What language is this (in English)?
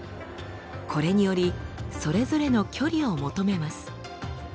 Japanese